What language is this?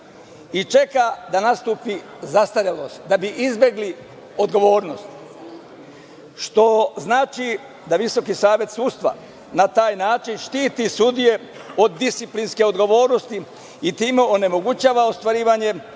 Serbian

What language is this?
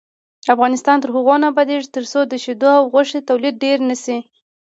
Pashto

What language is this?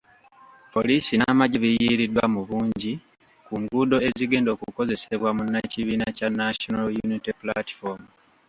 Ganda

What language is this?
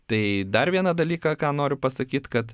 Lithuanian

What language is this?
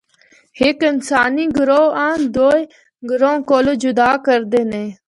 Northern Hindko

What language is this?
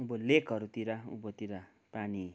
Nepali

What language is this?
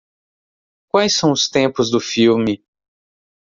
Portuguese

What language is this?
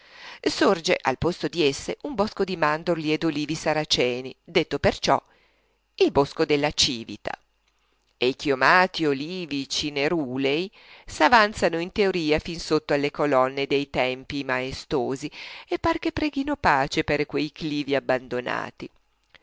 Italian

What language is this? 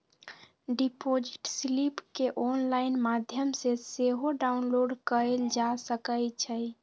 Magahi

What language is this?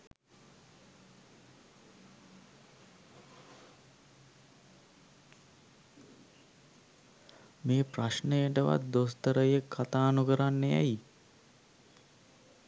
Sinhala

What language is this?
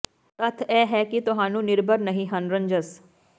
Punjabi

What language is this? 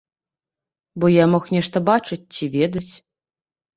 Belarusian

